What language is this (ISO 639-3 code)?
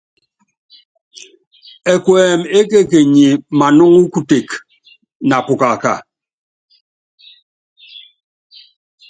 yav